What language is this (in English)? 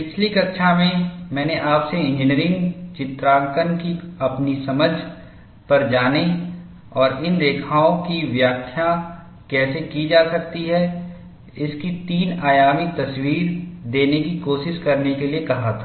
Hindi